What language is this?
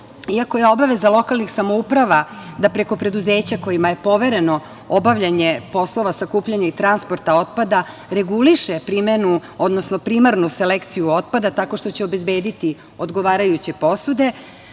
Serbian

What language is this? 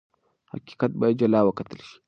Pashto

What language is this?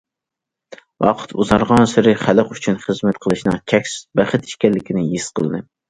Uyghur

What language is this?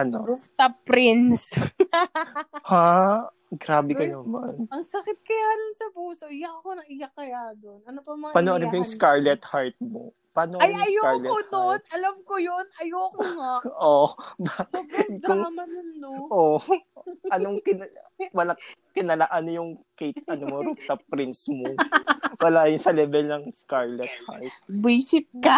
Filipino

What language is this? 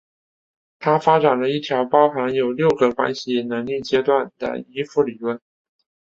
Chinese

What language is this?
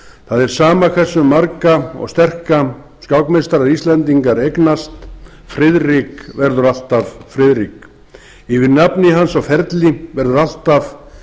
Icelandic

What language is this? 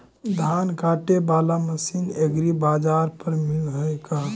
Magahi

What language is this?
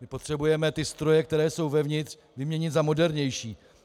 Czech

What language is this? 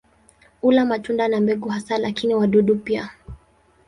Swahili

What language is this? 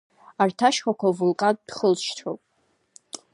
Abkhazian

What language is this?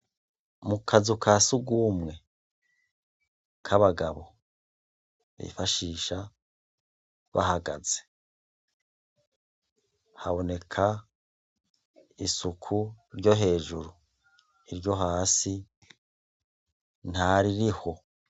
Rundi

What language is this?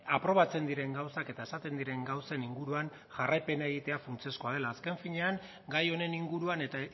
Basque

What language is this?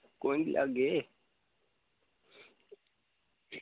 Dogri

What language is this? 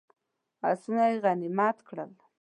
Pashto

